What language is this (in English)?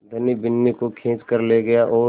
Hindi